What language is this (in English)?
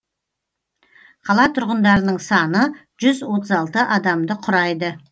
Kazakh